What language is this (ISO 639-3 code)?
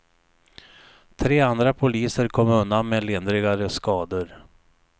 swe